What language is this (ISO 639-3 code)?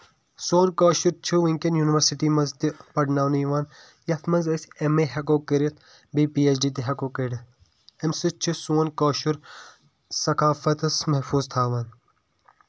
kas